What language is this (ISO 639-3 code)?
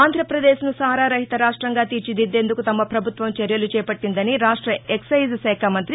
tel